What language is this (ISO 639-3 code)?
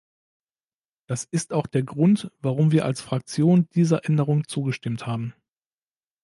deu